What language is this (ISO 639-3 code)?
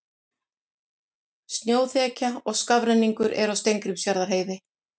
isl